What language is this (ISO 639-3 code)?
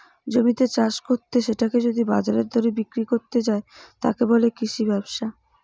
ben